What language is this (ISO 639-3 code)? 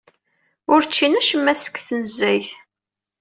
kab